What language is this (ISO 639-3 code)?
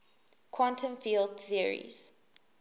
eng